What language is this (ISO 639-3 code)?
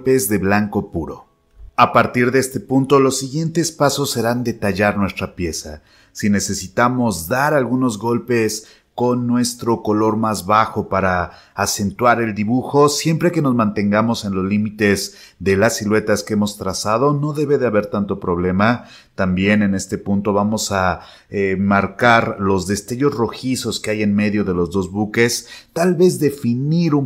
spa